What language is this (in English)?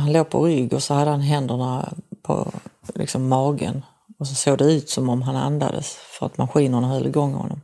Swedish